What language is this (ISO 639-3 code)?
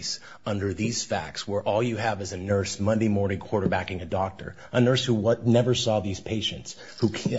eng